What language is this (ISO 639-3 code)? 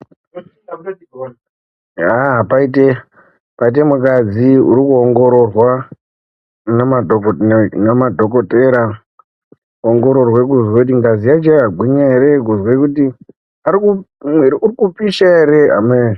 ndc